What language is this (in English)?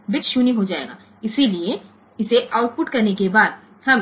Gujarati